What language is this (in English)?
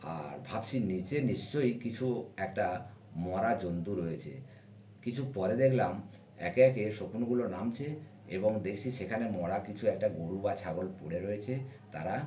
Bangla